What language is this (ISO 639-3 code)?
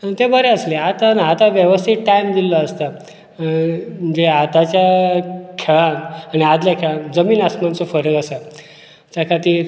kok